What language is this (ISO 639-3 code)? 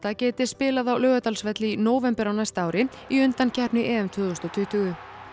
isl